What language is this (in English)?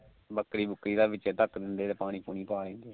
Punjabi